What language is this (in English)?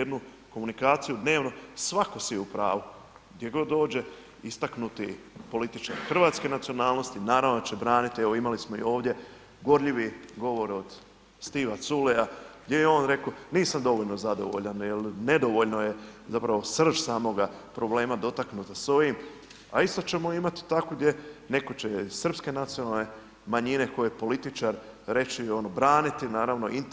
Croatian